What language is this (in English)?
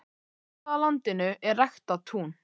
Icelandic